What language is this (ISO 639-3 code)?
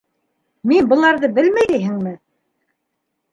bak